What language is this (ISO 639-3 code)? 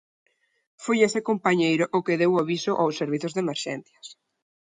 glg